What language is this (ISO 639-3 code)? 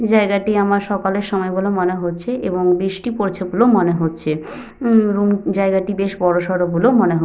ben